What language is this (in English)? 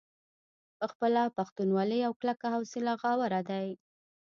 Pashto